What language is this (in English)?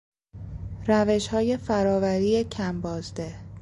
Persian